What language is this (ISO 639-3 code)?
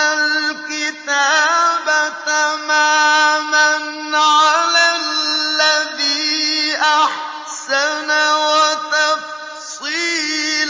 ara